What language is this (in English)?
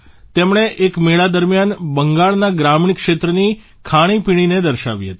Gujarati